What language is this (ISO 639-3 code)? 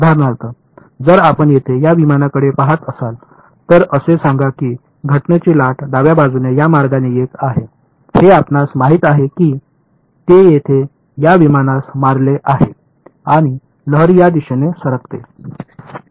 mar